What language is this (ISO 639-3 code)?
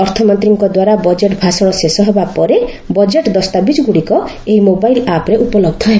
ori